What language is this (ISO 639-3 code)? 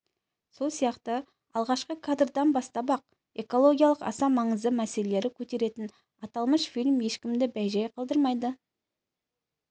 kaz